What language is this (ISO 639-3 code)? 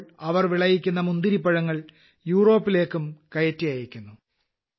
mal